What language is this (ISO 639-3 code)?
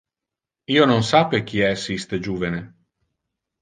ina